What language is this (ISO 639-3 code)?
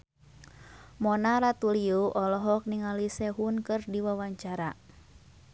sun